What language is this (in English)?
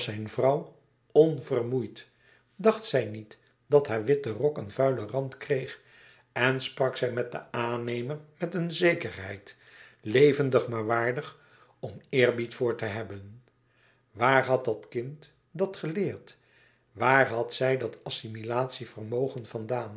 Dutch